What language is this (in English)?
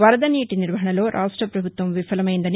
Telugu